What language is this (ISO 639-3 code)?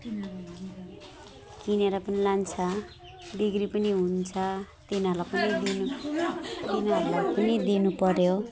nep